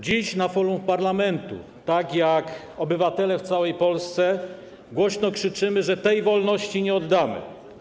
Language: Polish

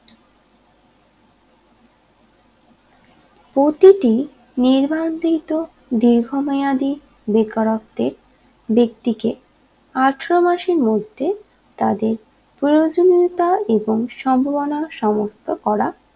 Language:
Bangla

